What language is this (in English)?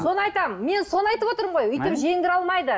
Kazakh